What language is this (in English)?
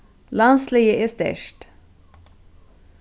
Faroese